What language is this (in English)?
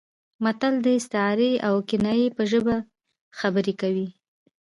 Pashto